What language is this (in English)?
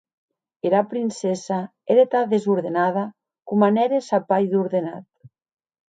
Occitan